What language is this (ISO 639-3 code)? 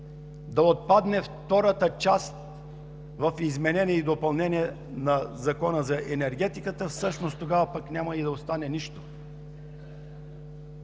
bul